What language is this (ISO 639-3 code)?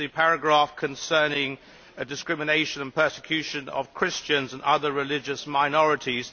eng